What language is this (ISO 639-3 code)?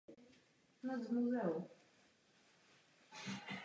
ces